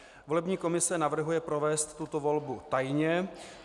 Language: Czech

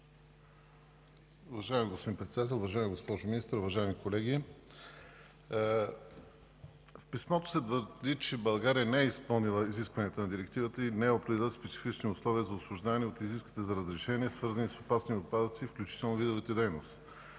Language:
Bulgarian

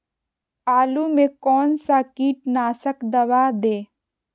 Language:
Magahi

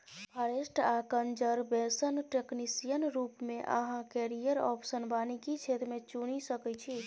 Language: Maithili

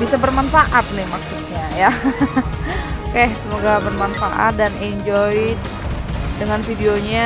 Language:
Indonesian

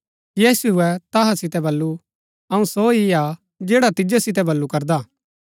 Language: Gaddi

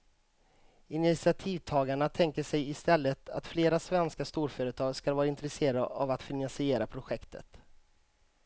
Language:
Swedish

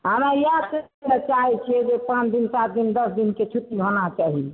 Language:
Maithili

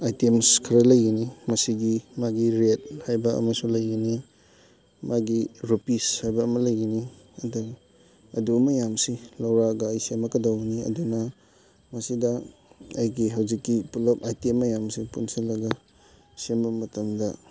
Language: Manipuri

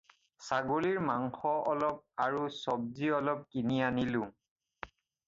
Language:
Assamese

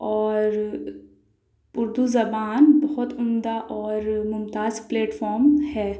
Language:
Urdu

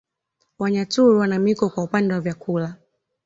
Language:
Swahili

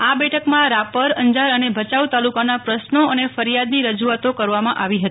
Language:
Gujarati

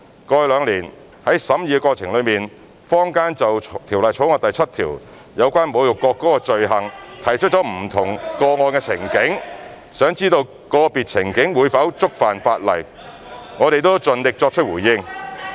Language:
Cantonese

